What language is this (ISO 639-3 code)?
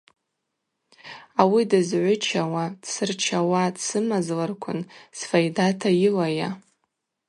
abq